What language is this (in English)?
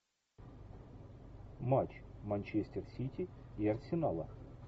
Russian